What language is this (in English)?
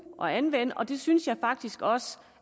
Danish